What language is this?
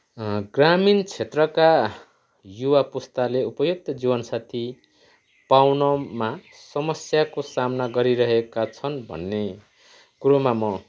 Nepali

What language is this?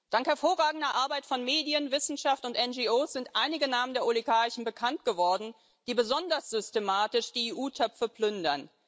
German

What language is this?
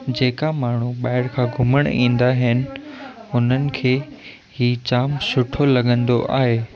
Sindhi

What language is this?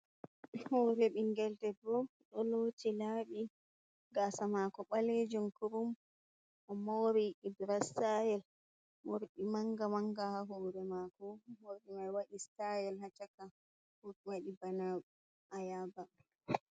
Fula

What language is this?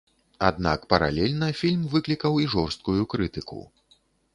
Belarusian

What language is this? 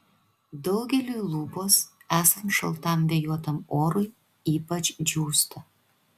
Lithuanian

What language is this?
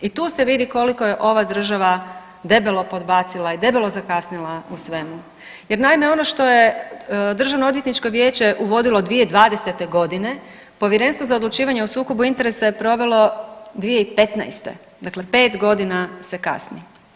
Croatian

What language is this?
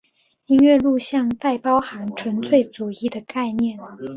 Chinese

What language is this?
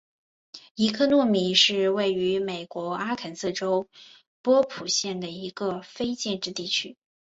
Chinese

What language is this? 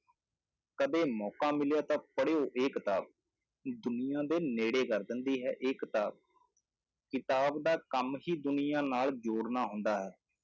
Punjabi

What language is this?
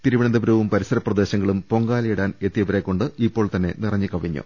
Malayalam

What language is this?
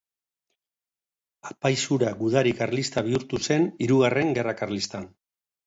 Basque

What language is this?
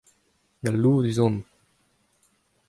Breton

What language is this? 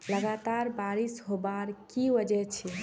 Magahi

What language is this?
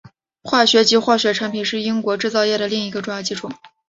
Chinese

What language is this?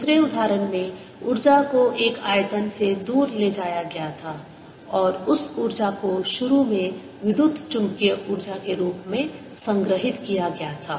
Hindi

